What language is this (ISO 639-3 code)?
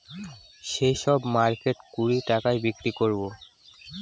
ben